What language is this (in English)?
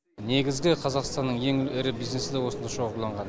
Kazakh